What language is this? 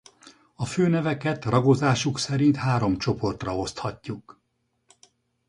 Hungarian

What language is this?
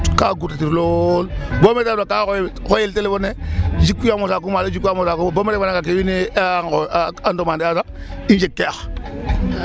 Serer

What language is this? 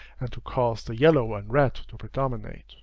English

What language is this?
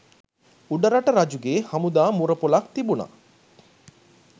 Sinhala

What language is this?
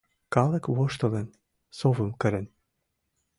Mari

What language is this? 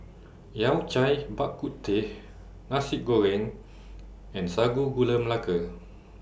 English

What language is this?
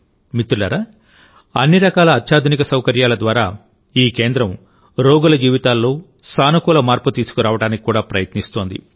Telugu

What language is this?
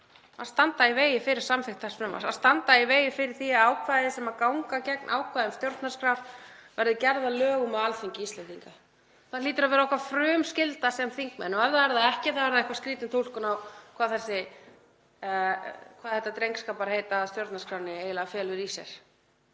Icelandic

